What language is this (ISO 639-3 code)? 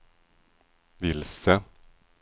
swe